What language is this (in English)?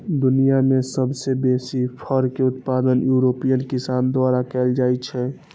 Maithili